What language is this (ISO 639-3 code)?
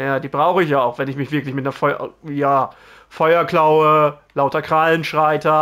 deu